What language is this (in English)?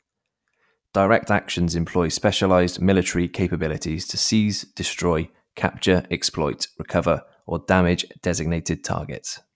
English